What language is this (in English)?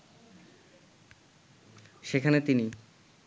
Bangla